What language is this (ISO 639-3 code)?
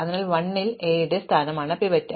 mal